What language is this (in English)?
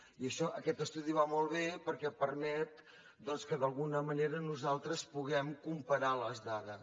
Catalan